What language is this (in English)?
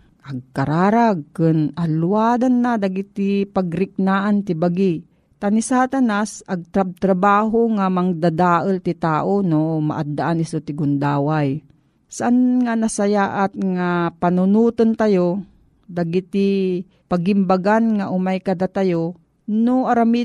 Filipino